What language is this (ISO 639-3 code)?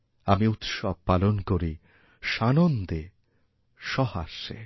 ben